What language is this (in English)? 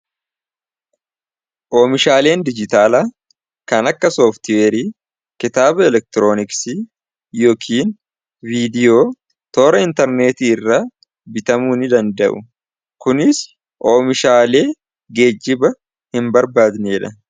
Oromo